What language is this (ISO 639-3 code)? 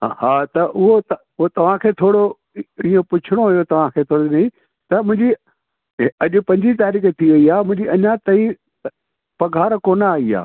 snd